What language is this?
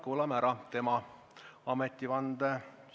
Estonian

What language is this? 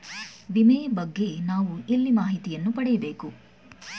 Kannada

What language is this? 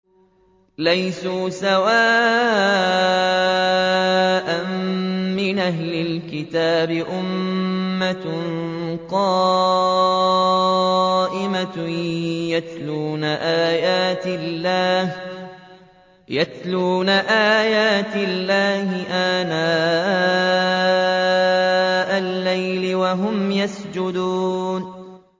Arabic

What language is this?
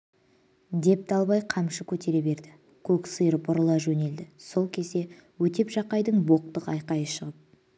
Kazakh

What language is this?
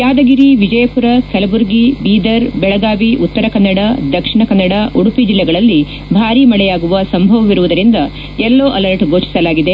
Kannada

